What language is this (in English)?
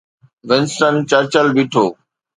Sindhi